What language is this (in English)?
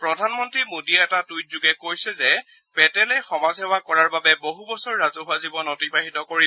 Assamese